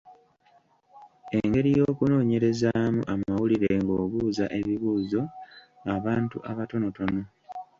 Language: Ganda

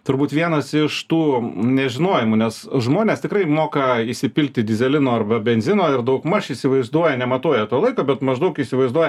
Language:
Lithuanian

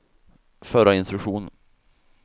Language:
Swedish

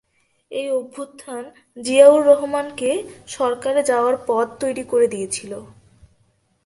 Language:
Bangla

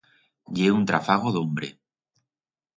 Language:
Aragonese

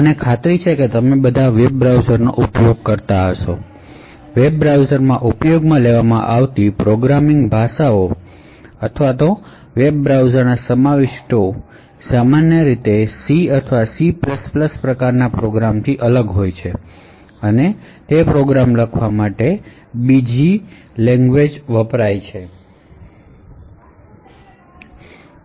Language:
Gujarati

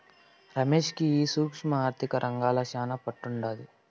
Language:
Telugu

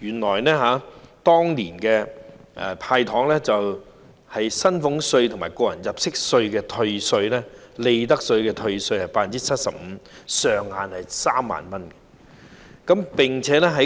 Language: Cantonese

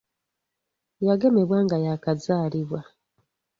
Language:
Ganda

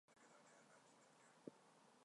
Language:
Swahili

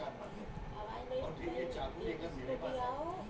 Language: Bhojpuri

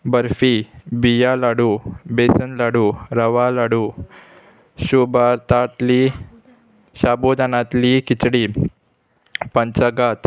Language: Konkani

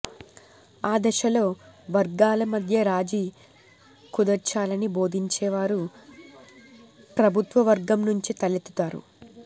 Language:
Telugu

